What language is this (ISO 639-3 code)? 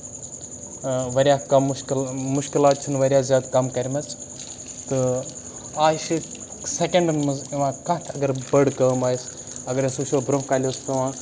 kas